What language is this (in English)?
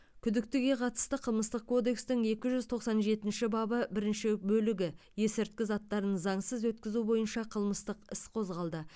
Kazakh